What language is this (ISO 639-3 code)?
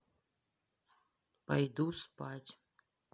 rus